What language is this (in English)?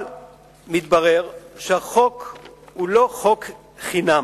Hebrew